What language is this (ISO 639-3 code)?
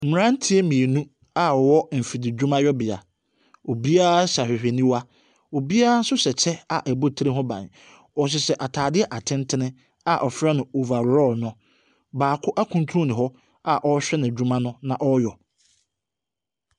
aka